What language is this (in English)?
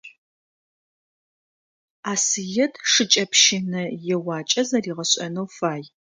Adyghe